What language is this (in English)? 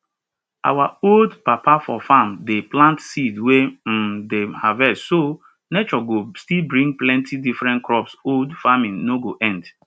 Nigerian Pidgin